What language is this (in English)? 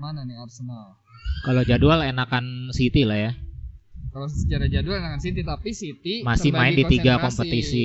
Indonesian